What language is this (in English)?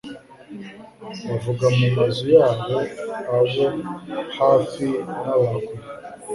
Kinyarwanda